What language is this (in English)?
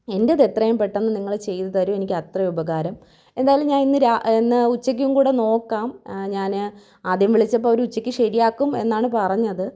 Malayalam